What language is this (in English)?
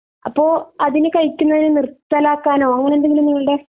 Malayalam